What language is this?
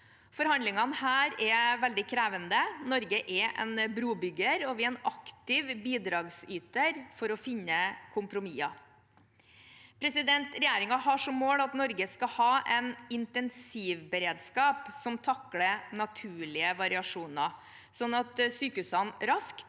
Norwegian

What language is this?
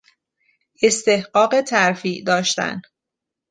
Persian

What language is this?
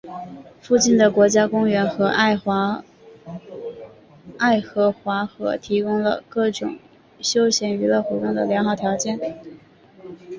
Chinese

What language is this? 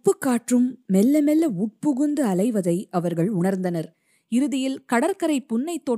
Tamil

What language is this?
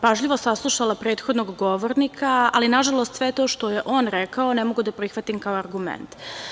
Serbian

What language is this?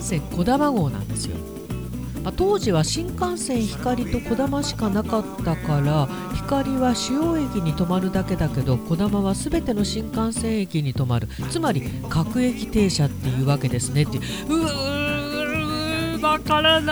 Japanese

